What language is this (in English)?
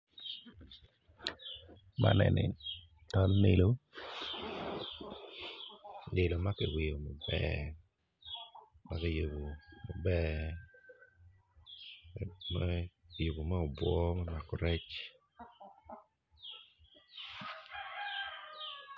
Acoli